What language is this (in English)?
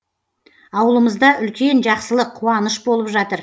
Kazakh